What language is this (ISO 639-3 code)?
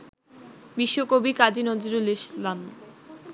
ben